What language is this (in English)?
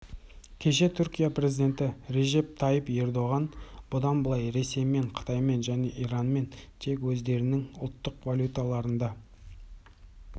Kazakh